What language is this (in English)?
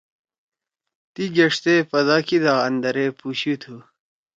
Torwali